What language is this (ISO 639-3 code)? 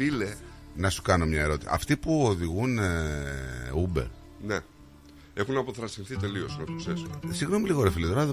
ell